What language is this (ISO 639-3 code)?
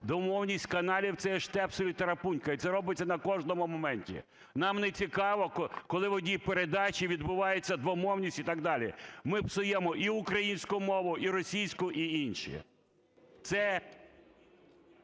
ukr